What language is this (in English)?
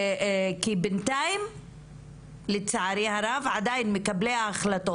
Hebrew